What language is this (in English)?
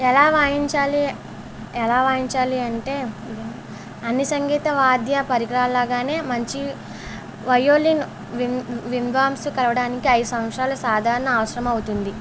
Telugu